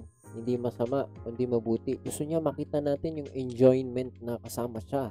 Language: Filipino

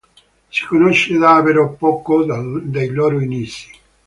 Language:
Italian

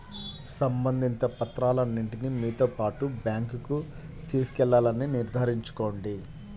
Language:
Telugu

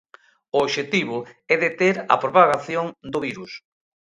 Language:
Galician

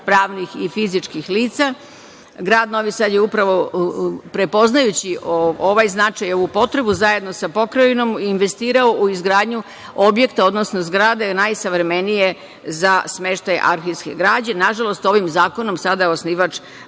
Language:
Serbian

